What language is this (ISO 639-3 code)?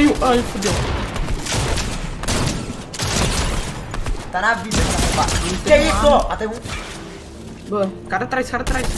por